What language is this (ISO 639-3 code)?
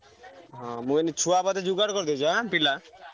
ori